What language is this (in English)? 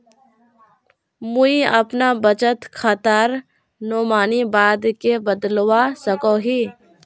Magahi